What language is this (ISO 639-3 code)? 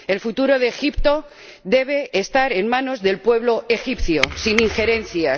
spa